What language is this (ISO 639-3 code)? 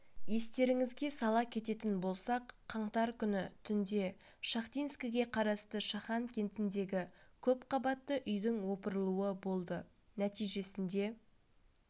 kaz